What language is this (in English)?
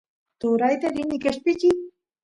Santiago del Estero Quichua